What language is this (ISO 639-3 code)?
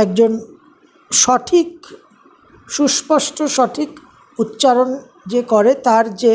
ben